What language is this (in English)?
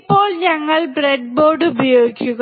Malayalam